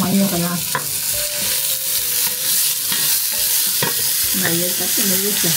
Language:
Japanese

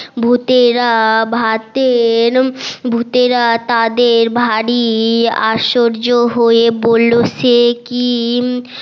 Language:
Bangla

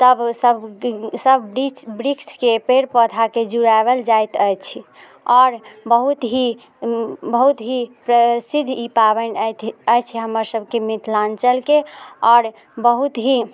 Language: Maithili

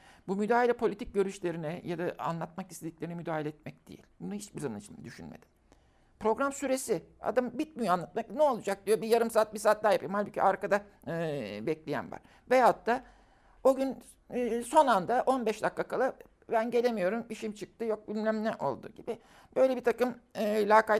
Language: Turkish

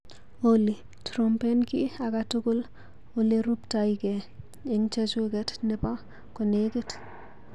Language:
Kalenjin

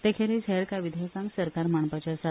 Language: Konkani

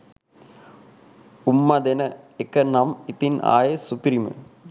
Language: Sinhala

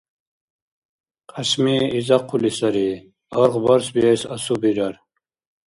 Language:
Dargwa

